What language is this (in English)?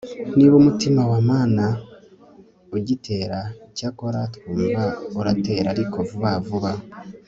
Kinyarwanda